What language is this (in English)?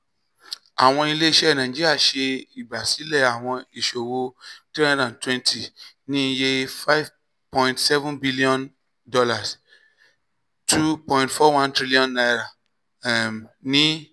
Yoruba